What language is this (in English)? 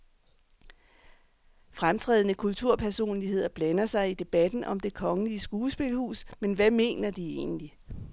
Danish